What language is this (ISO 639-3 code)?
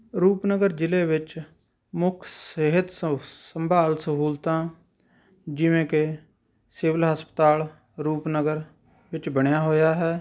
pan